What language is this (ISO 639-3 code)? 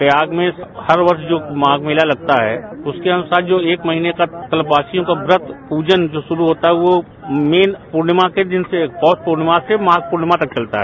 hin